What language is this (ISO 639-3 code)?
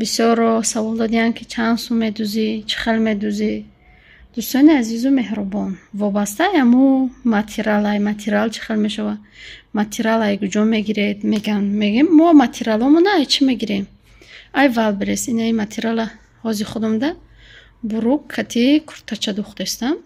fas